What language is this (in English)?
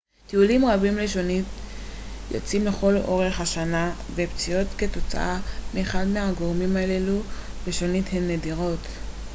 Hebrew